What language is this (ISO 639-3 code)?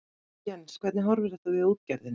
isl